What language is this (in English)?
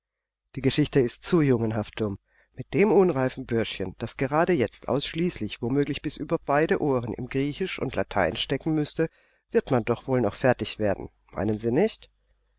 German